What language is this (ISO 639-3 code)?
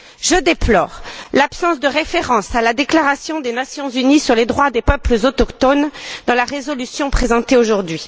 fra